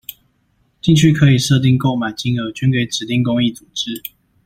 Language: Chinese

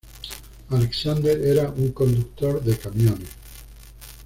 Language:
Spanish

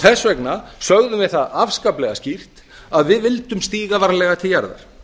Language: Icelandic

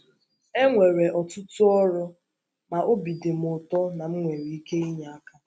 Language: Igbo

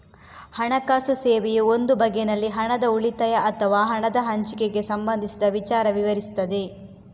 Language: Kannada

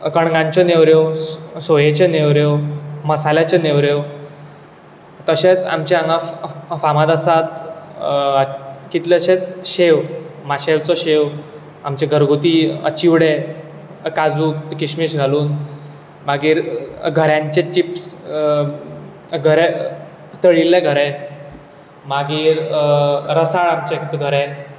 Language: Konkani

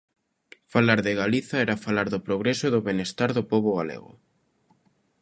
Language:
Galician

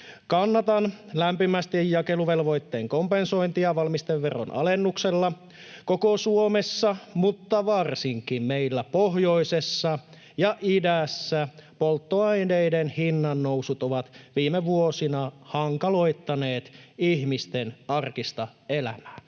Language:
Finnish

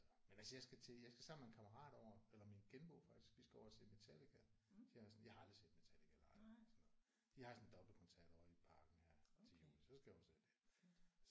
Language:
Danish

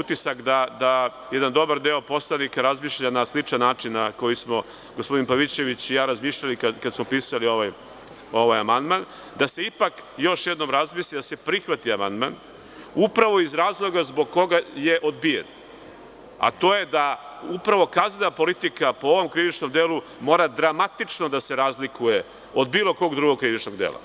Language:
Serbian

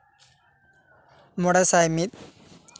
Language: Santali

